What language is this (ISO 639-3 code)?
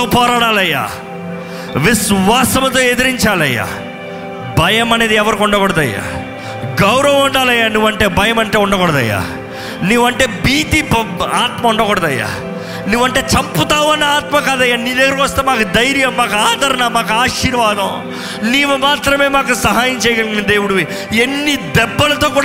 tel